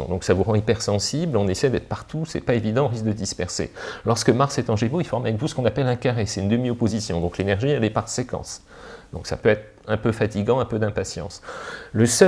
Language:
French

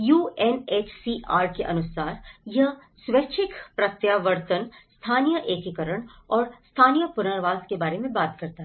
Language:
Hindi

